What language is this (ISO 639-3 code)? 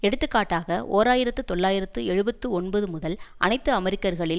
tam